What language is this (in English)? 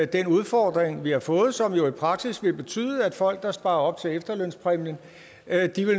Danish